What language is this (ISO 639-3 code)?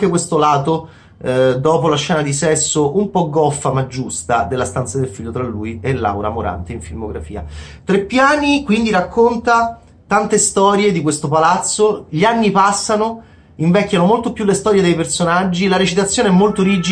ita